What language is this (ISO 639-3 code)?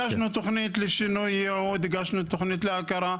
heb